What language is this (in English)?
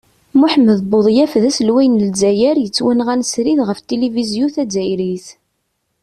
Kabyle